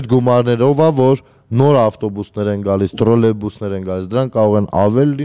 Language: Romanian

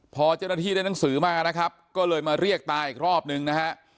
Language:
Thai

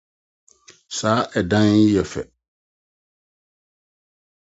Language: Akan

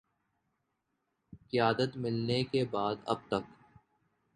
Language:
Urdu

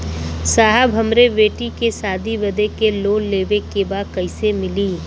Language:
Bhojpuri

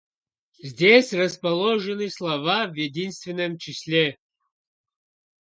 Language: Russian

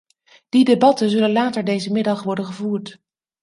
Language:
Dutch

